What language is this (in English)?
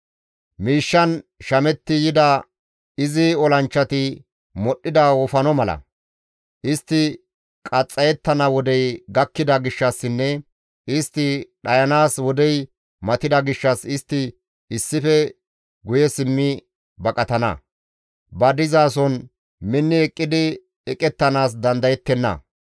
Gamo